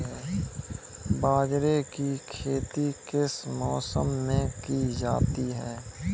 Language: Hindi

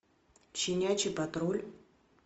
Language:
Russian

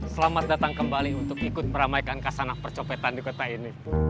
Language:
Indonesian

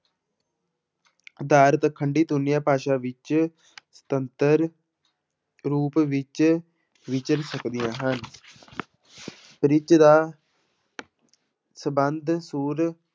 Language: Punjabi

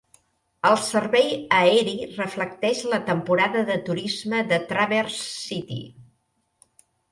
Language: Catalan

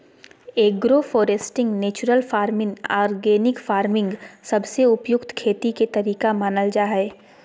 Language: Magahi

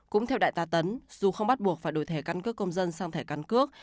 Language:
Vietnamese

